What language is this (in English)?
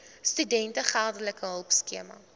Afrikaans